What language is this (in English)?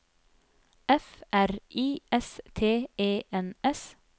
Norwegian